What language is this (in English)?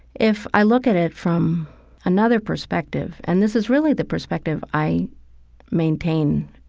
English